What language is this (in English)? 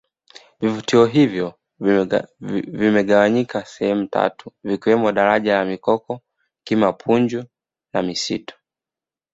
Swahili